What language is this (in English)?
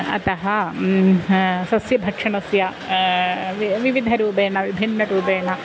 Sanskrit